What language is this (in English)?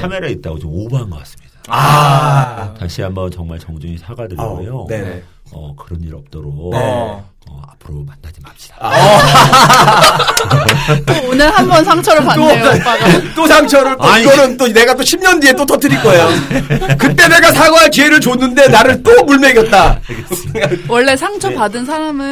Korean